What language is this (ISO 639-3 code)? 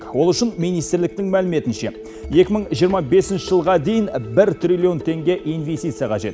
kaz